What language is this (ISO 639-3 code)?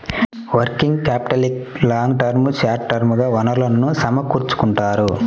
tel